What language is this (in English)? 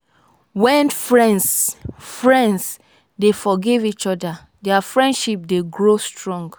Nigerian Pidgin